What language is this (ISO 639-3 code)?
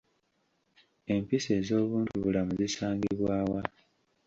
lug